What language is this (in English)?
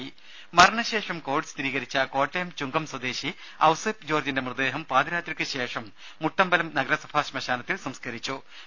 Malayalam